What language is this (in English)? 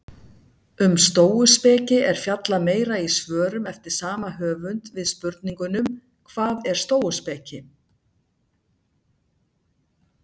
Icelandic